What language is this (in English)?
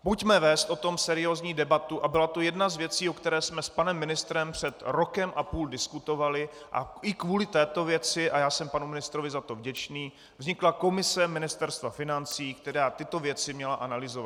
Czech